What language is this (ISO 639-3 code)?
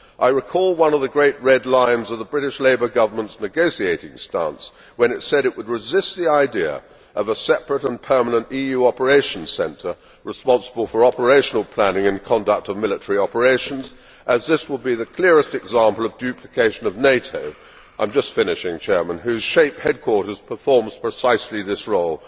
eng